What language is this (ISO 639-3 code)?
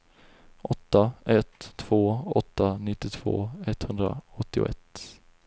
swe